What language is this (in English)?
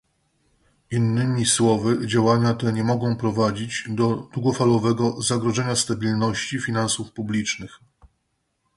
Polish